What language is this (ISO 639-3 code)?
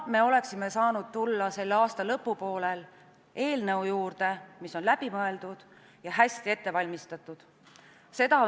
est